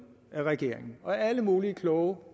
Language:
Danish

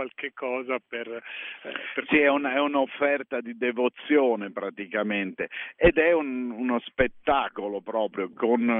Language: Italian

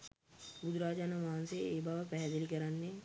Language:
Sinhala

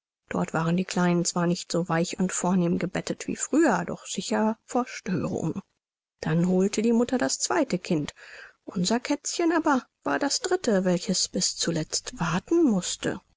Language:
German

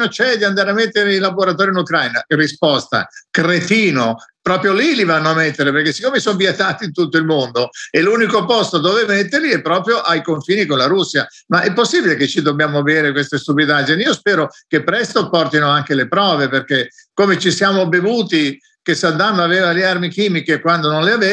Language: Italian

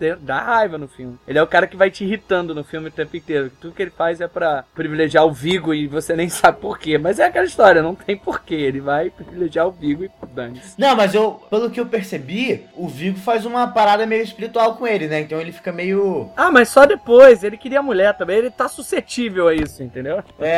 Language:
Portuguese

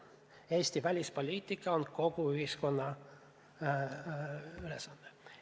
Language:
Estonian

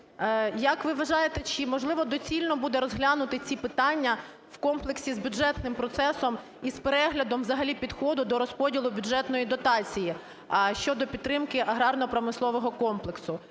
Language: Ukrainian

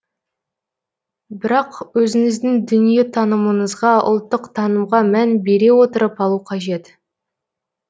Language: Kazakh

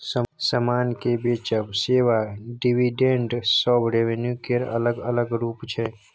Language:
Maithili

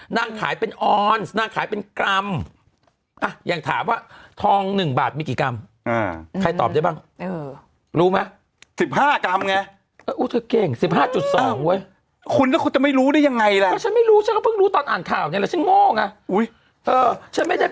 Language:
Thai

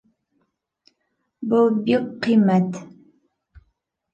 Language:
Bashkir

